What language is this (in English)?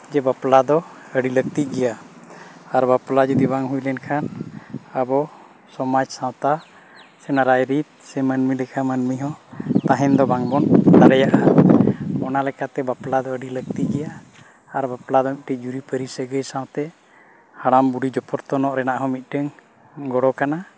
Santali